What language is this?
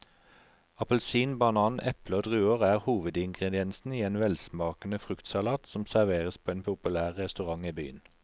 Norwegian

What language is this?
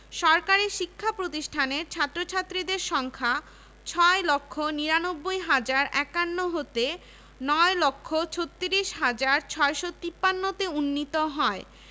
Bangla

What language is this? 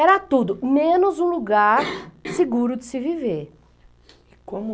Portuguese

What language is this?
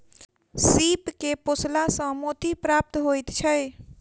Maithili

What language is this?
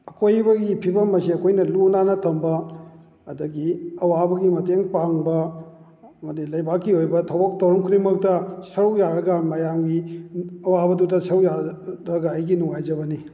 Manipuri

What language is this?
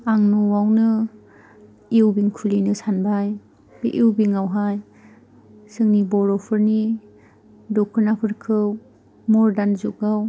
Bodo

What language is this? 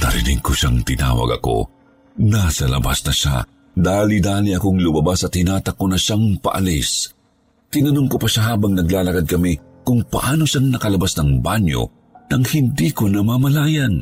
Filipino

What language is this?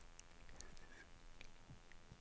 Norwegian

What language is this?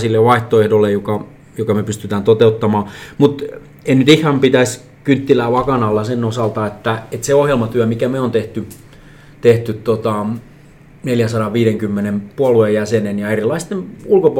Finnish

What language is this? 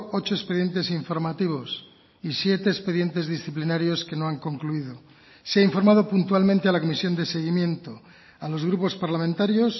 Spanish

